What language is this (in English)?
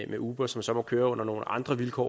Danish